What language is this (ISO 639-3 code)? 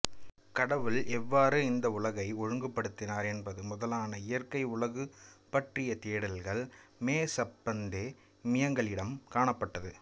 tam